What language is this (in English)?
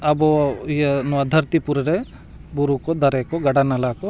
Santali